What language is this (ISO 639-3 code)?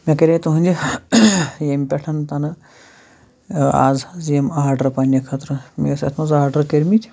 kas